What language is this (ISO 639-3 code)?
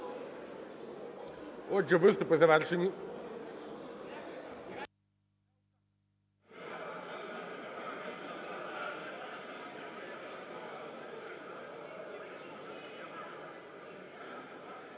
ukr